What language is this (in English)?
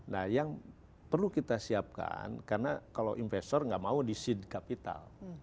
Indonesian